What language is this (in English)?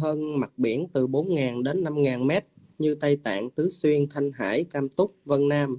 Vietnamese